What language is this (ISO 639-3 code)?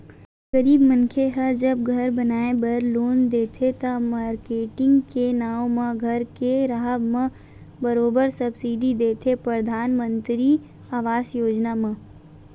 hne